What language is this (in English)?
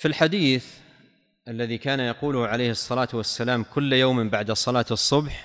Arabic